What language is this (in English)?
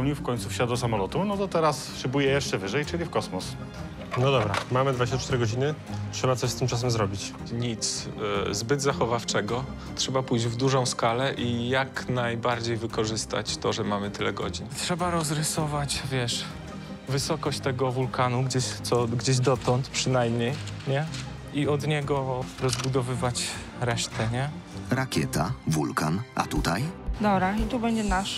Polish